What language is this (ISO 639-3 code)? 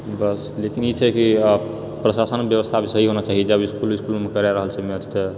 mai